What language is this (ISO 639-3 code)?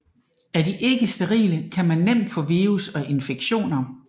dan